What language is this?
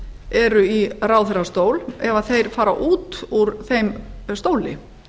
Icelandic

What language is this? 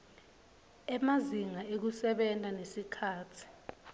Swati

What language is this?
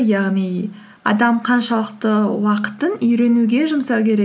Kazakh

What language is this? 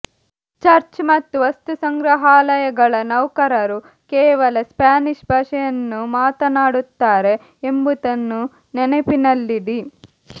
Kannada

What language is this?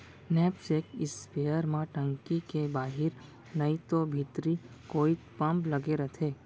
Chhattisgarhi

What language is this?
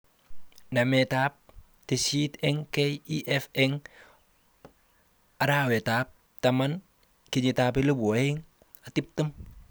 Kalenjin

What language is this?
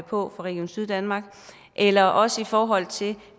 Danish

